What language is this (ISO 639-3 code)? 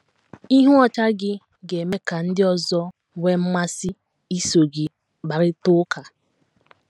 ibo